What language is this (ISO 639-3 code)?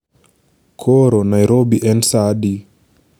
luo